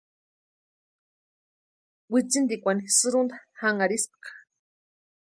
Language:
Western Highland Purepecha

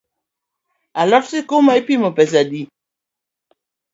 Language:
Luo (Kenya and Tanzania)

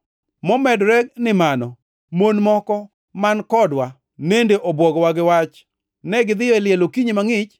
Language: Luo (Kenya and Tanzania)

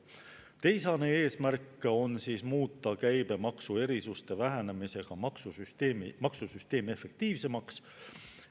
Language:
Estonian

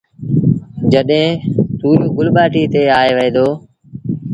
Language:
Sindhi Bhil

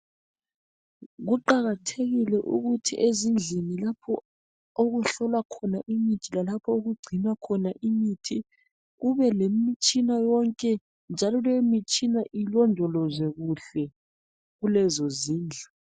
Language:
North Ndebele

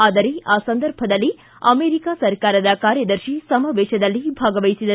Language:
Kannada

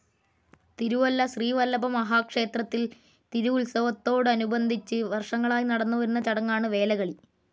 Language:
Malayalam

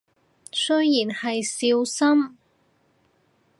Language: Cantonese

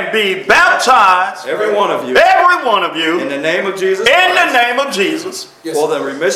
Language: English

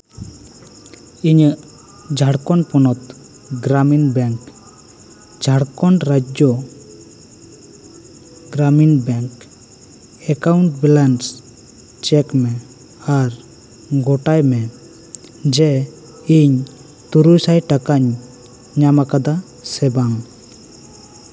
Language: Santali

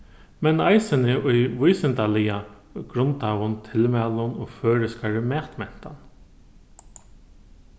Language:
Faroese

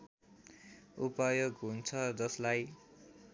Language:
Nepali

